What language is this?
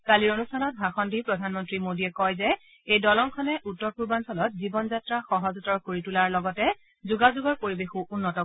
Assamese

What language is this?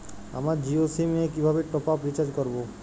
Bangla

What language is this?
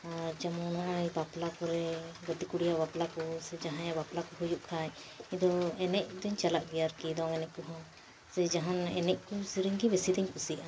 Santali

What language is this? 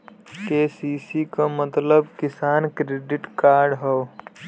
Bhojpuri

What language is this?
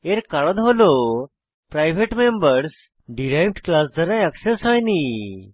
Bangla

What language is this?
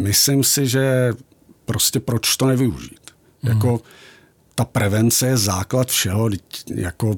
Czech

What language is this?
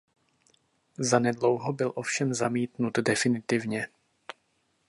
Czech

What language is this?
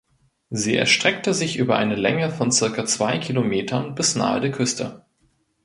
German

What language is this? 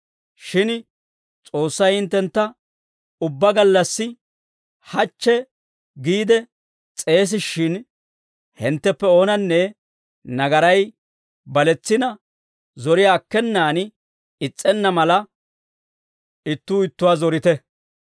Dawro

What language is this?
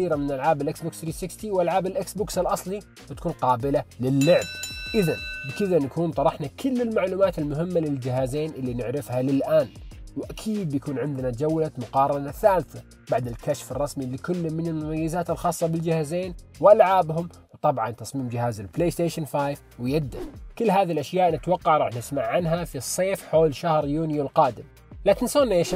Arabic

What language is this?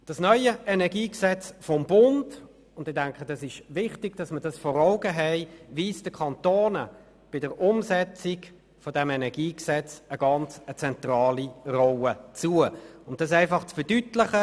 Swiss German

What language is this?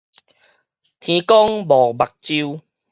Min Nan Chinese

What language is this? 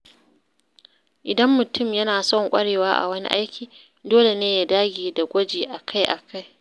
Hausa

